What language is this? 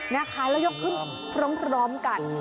Thai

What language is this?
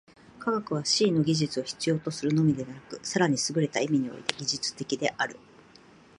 Japanese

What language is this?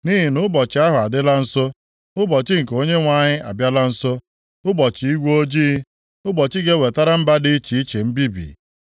Igbo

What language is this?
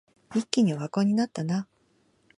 Japanese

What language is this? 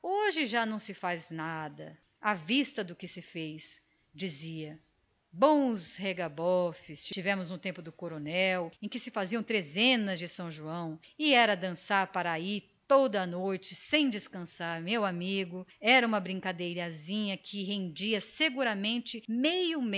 Portuguese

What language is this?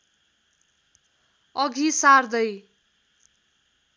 Nepali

